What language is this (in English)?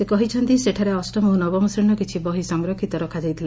Odia